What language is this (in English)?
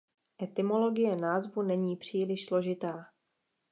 Czech